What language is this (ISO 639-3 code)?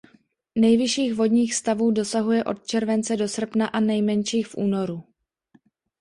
ces